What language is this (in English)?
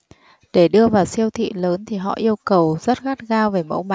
Vietnamese